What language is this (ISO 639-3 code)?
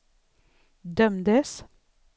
swe